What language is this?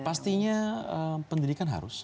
Indonesian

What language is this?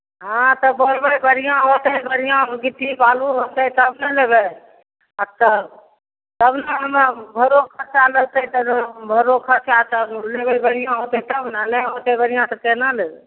Maithili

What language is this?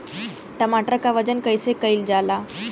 Bhojpuri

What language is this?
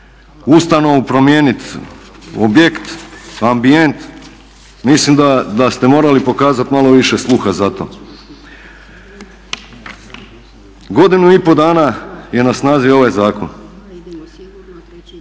Croatian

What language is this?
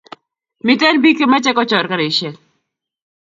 Kalenjin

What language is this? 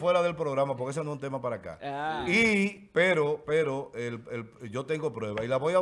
Spanish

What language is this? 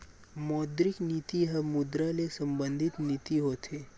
Chhattisgarhi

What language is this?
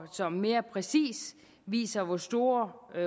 Danish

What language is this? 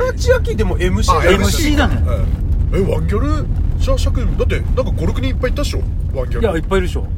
Japanese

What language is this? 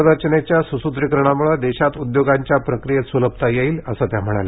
Marathi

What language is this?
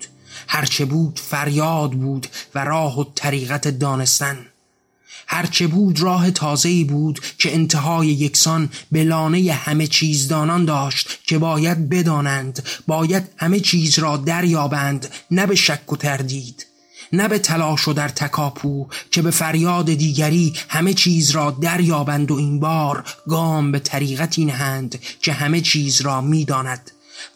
Persian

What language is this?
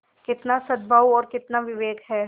Hindi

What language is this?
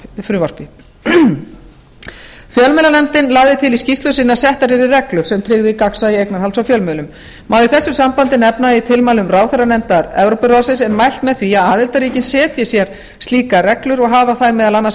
Icelandic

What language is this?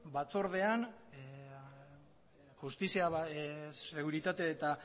Basque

